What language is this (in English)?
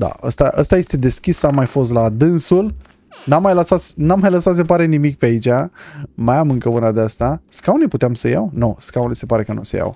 Romanian